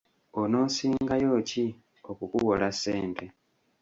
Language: Ganda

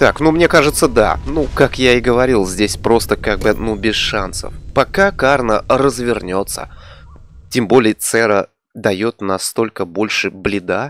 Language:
Russian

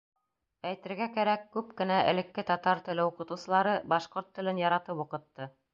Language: Bashkir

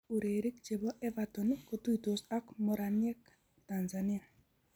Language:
Kalenjin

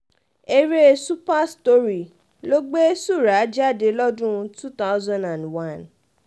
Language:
Yoruba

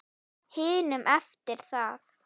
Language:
Icelandic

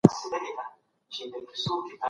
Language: Pashto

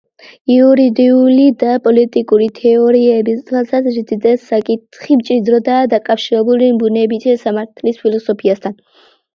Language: Georgian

